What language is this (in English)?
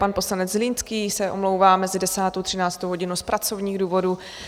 Czech